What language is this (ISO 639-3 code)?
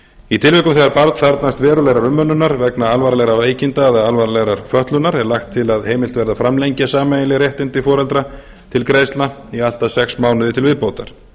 isl